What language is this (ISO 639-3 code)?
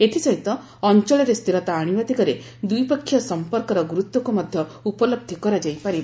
ori